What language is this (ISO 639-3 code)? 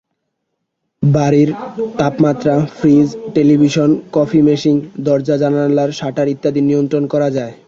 ben